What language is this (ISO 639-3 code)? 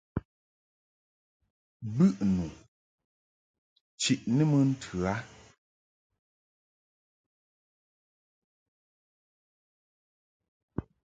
mhk